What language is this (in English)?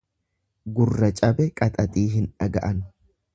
Oromo